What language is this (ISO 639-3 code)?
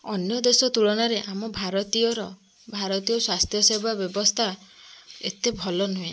ori